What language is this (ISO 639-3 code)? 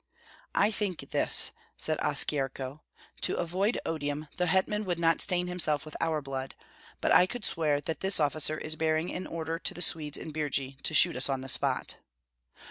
eng